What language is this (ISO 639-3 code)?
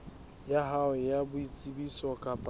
sot